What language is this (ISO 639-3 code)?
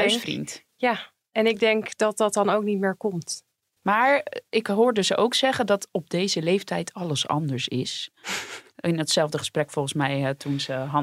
nld